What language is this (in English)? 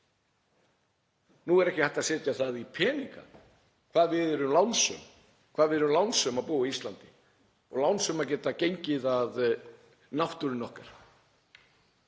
Icelandic